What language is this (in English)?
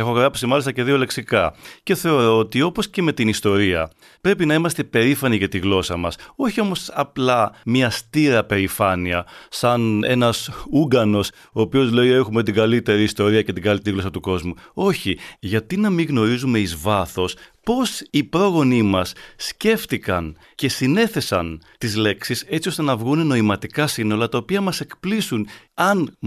Greek